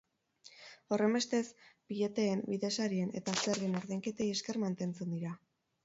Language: Basque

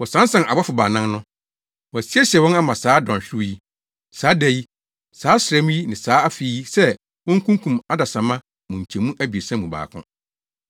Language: Akan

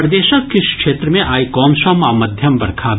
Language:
Maithili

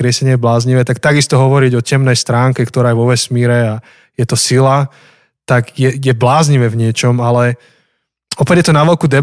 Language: Slovak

